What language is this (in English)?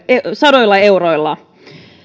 Finnish